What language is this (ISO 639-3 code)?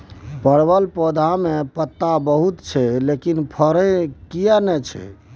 mai